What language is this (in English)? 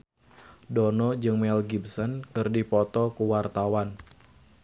Sundanese